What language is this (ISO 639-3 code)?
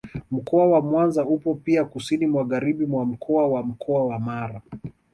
swa